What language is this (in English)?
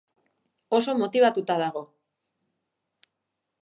Basque